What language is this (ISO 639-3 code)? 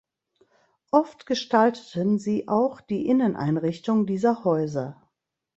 deu